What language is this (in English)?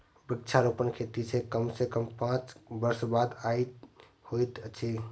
Maithili